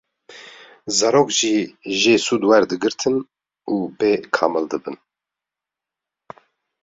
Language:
Kurdish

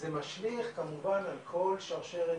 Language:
Hebrew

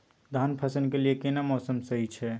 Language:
Maithili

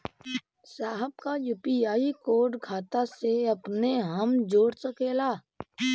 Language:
Bhojpuri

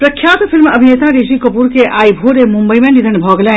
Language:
Maithili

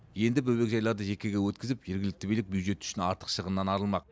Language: Kazakh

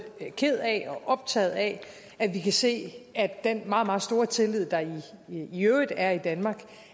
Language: Danish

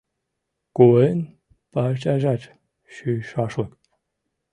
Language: Mari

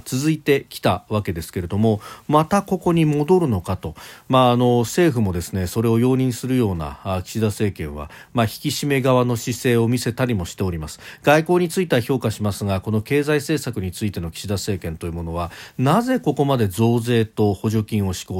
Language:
Japanese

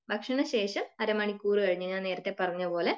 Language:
Malayalam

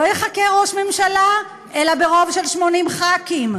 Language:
Hebrew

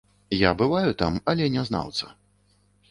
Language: Belarusian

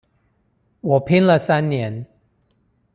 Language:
Chinese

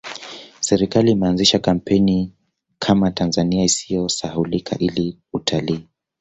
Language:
Swahili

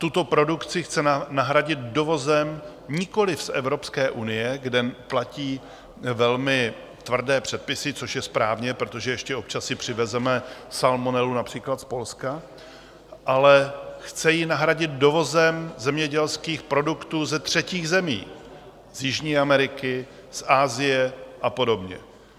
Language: Czech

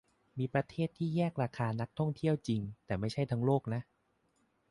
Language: Thai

